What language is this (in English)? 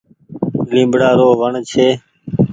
Goaria